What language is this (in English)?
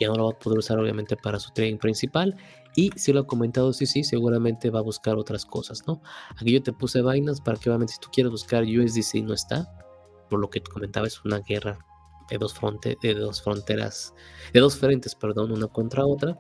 Spanish